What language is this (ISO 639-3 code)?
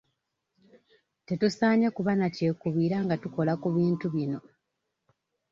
lug